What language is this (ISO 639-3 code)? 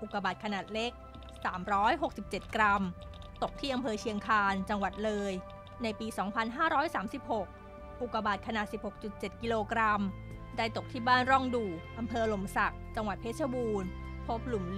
tha